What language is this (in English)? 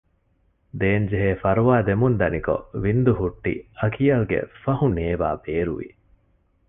Divehi